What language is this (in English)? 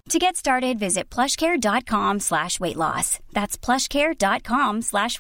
Filipino